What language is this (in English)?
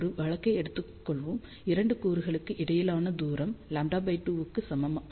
Tamil